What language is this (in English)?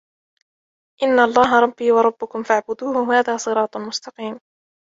Arabic